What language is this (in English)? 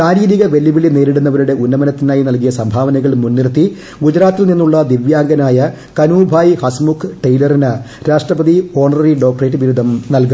Malayalam